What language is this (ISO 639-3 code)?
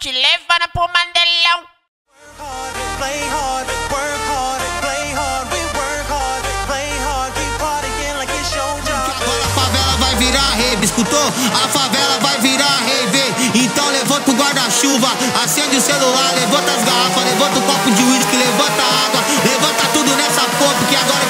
por